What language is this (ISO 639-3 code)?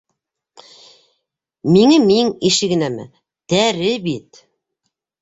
bak